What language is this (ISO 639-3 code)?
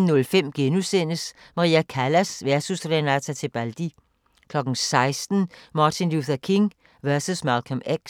dan